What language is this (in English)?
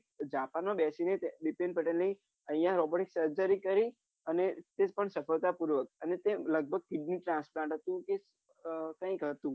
Gujarati